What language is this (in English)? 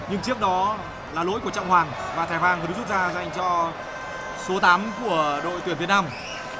Vietnamese